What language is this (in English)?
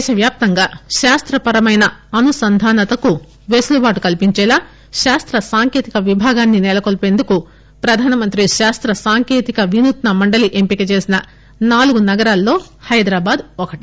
Telugu